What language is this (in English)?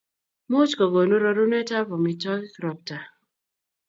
Kalenjin